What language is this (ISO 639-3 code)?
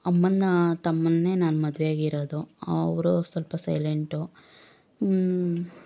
kan